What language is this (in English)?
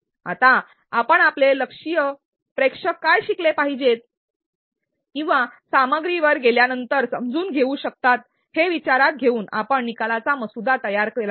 Marathi